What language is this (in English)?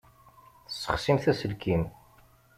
Kabyle